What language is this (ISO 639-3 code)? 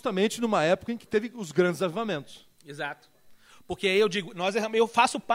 por